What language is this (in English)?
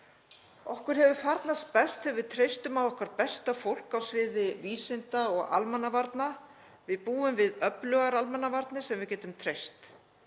Icelandic